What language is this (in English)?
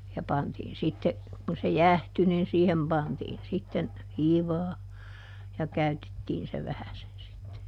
Finnish